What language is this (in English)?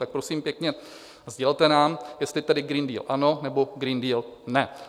Czech